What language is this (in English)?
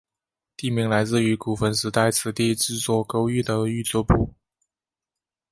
Chinese